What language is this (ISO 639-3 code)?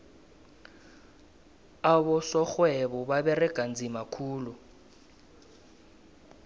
nbl